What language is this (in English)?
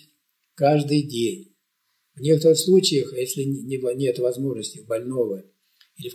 Russian